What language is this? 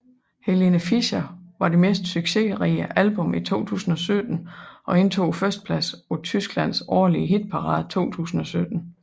Danish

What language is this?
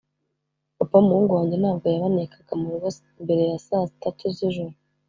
Kinyarwanda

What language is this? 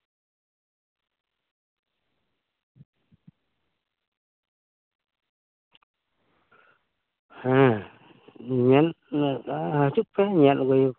Santali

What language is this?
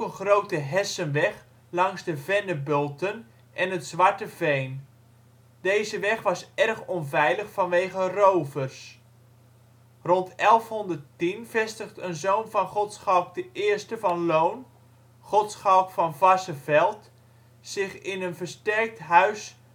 Dutch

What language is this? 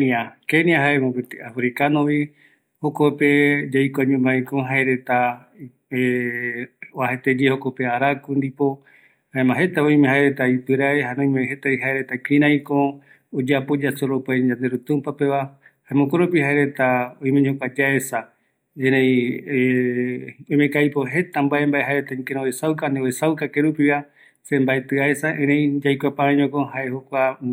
Eastern Bolivian Guaraní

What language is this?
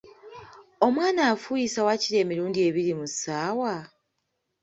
Ganda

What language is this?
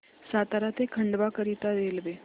Marathi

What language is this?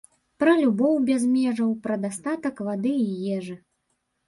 Belarusian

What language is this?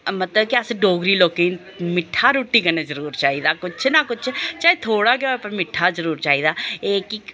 Dogri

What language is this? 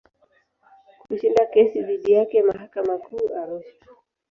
Swahili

